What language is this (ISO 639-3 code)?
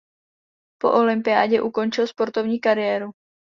ces